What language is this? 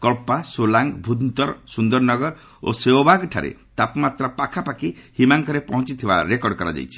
Odia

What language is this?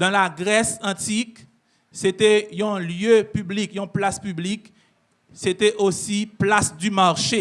French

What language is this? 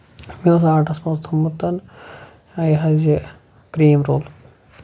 Kashmiri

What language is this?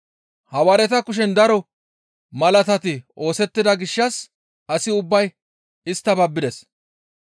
Gamo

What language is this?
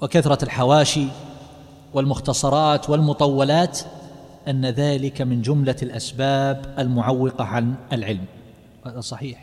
Arabic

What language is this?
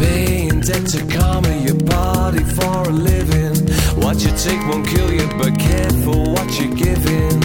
Russian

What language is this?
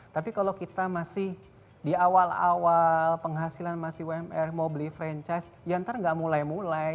Indonesian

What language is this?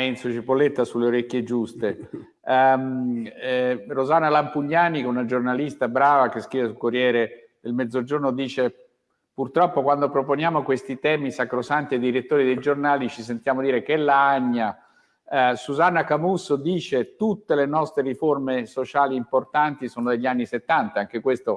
Italian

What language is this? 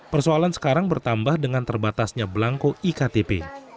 Indonesian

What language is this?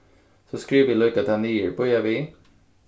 Faroese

